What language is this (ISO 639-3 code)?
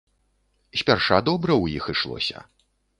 bel